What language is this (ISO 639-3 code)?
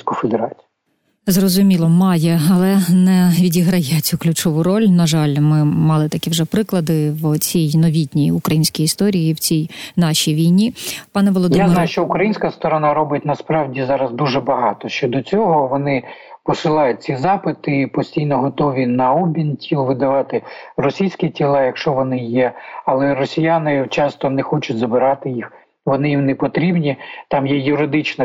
ukr